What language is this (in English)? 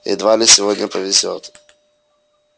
Russian